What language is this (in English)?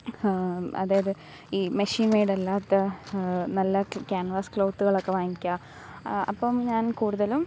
Malayalam